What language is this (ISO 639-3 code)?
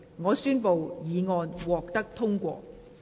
yue